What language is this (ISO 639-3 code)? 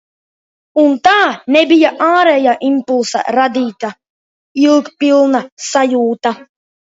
lav